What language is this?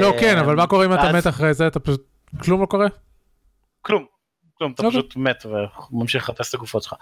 Hebrew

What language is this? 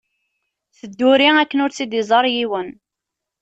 Kabyle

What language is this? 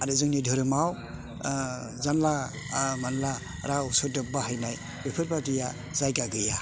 Bodo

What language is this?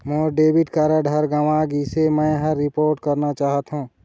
Chhattisgarhi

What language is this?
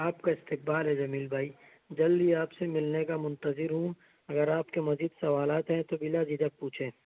Urdu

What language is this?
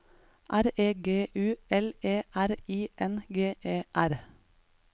Norwegian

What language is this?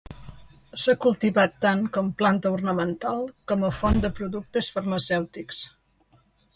Catalan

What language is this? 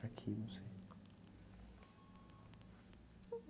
Portuguese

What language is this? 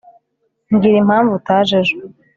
Kinyarwanda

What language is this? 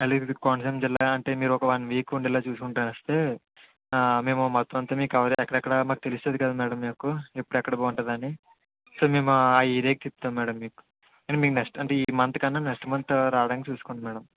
Telugu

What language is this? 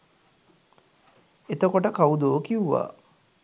Sinhala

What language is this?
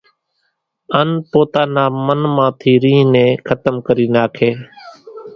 Kachi Koli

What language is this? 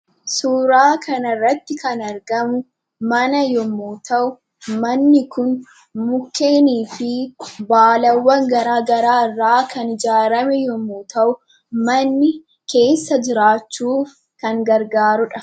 Oromo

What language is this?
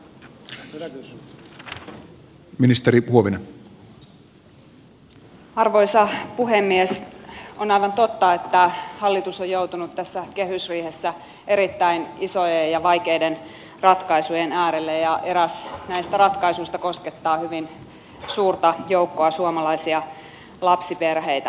Finnish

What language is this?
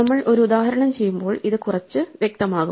Malayalam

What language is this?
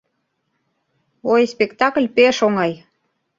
Mari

